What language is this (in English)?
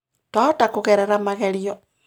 Kikuyu